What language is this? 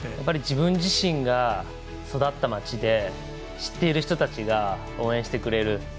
Japanese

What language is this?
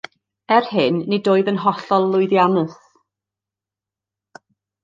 Welsh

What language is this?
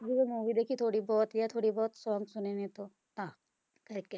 Punjabi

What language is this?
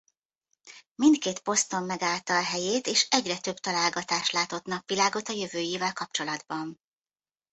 Hungarian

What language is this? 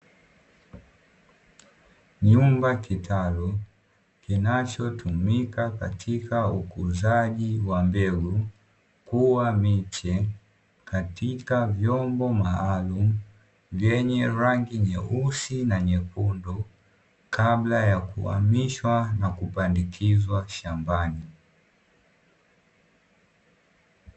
Swahili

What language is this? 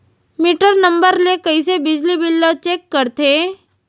Chhattisgarhi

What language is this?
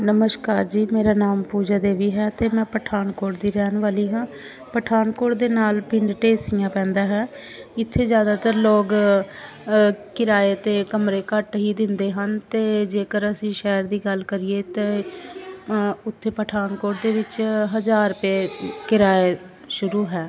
Punjabi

